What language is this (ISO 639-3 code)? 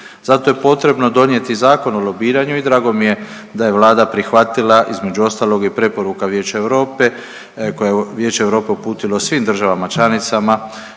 hrv